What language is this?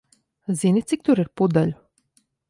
Latvian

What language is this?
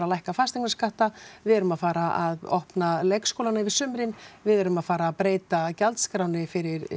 Icelandic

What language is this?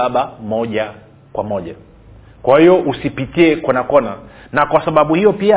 Swahili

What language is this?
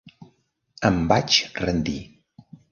Catalan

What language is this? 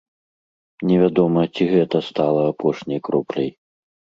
Belarusian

